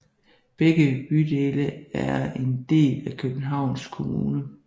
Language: Danish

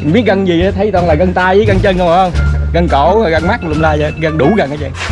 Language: Vietnamese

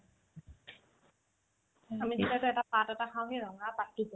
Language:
Assamese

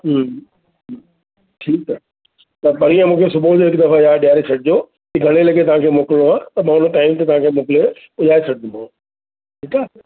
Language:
Sindhi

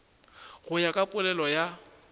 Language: Northern Sotho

